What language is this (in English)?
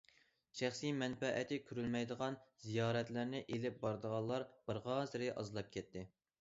Uyghur